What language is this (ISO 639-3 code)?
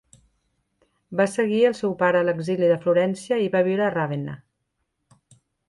cat